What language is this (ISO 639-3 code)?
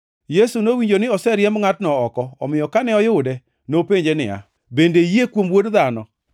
luo